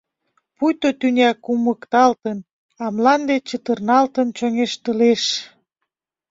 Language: Mari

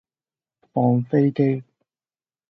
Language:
Cantonese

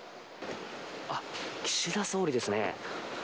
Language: Japanese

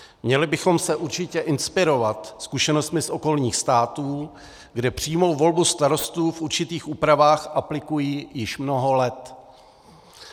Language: Czech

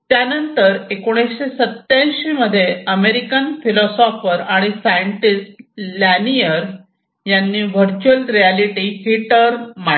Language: Marathi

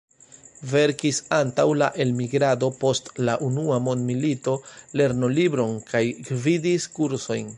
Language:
Esperanto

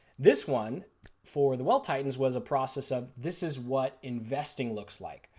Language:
English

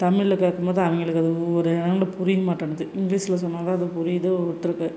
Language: Tamil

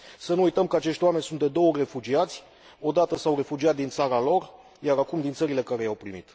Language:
Romanian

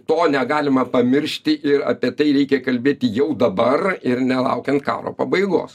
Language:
Lithuanian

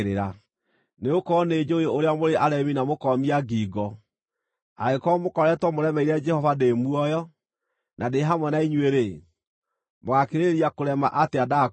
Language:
Kikuyu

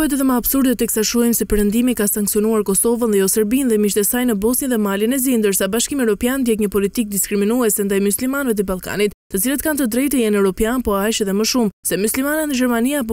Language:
Romanian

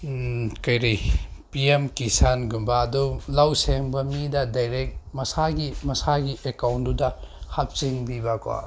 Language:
Manipuri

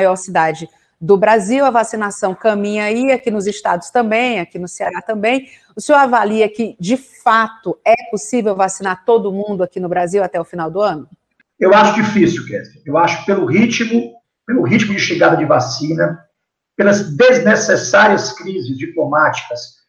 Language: Portuguese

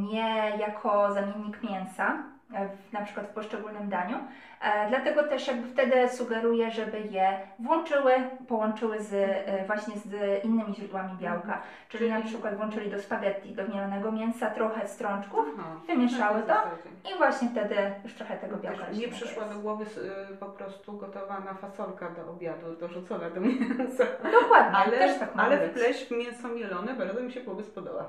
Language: Polish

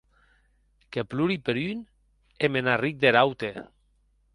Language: Occitan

